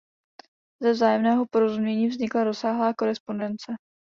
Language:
Czech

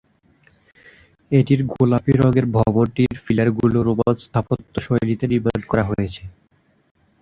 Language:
Bangla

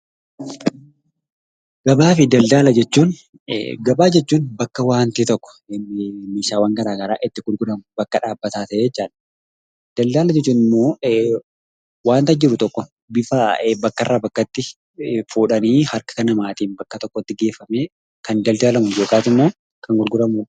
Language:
Oromo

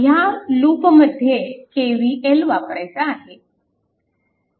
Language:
Marathi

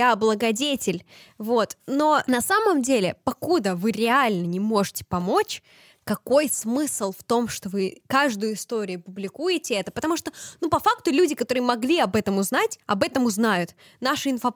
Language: Russian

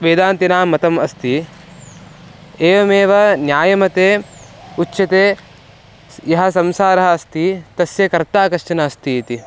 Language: Sanskrit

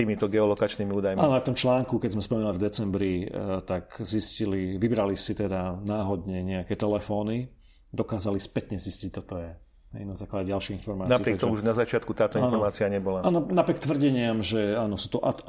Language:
Slovak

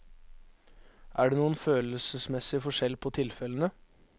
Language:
Norwegian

